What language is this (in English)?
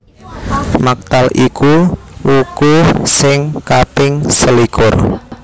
Javanese